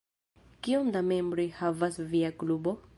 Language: Esperanto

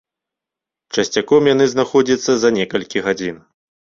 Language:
Belarusian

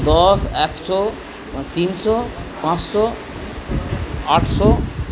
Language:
Bangla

